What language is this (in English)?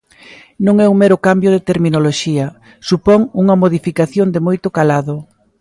Galician